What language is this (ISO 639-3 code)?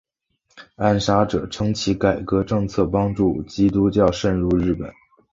zho